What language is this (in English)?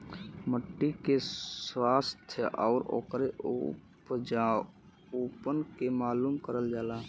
Bhojpuri